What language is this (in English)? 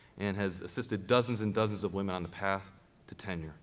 English